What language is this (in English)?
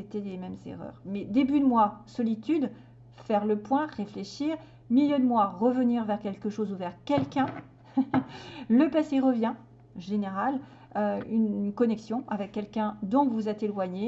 French